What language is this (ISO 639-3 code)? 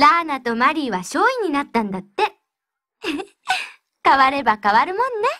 jpn